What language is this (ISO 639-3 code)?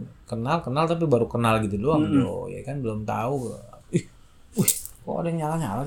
ind